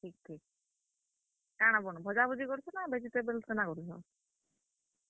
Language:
Odia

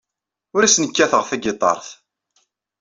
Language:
Kabyle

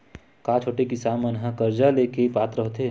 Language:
Chhattisgarhi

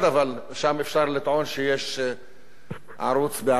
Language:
Hebrew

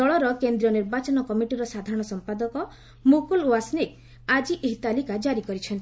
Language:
Odia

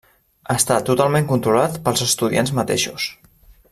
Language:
Catalan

